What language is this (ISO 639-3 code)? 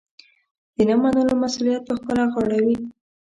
pus